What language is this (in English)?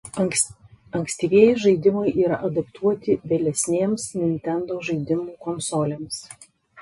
Lithuanian